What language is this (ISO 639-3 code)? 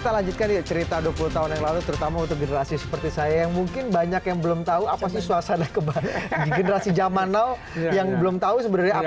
ind